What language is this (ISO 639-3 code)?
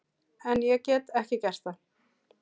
isl